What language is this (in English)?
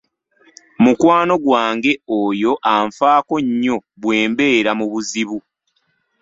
Ganda